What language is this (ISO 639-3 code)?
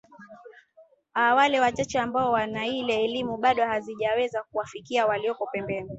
swa